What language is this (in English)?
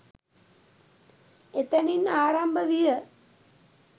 Sinhala